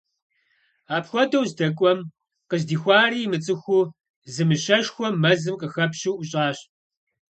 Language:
Kabardian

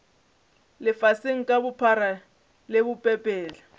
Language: Northern Sotho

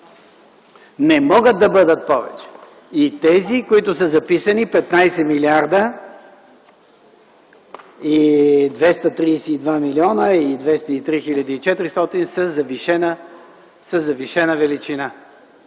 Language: Bulgarian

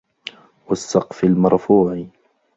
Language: Arabic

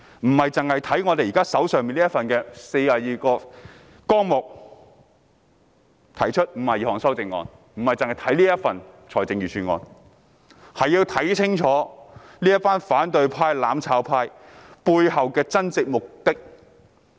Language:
Cantonese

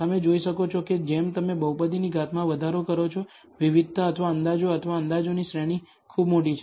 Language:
Gujarati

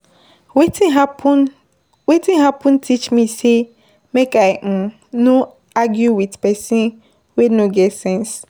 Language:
Nigerian Pidgin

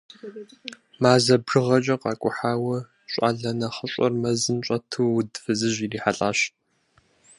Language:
Kabardian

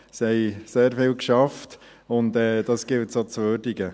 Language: Swiss German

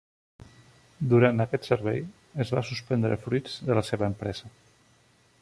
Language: Catalan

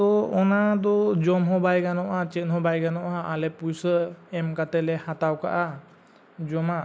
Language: Santali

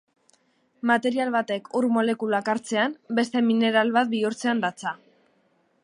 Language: Basque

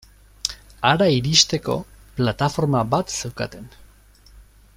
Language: Basque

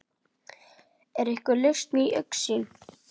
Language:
Icelandic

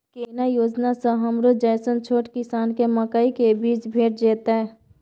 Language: Maithili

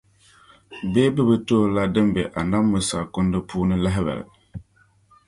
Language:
Dagbani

